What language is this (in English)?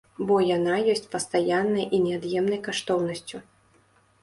Belarusian